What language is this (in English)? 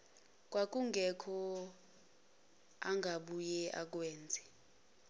Zulu